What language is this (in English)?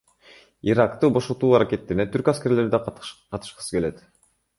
Kyrgyz